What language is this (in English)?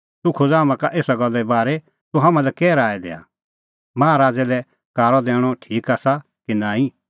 Kullu Pahari